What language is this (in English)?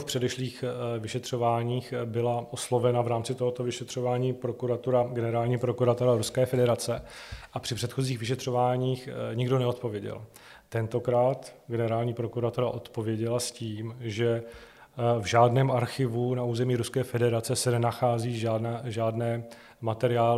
Czech